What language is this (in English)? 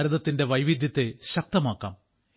Malayalam